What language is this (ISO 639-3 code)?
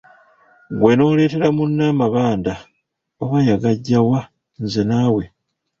lug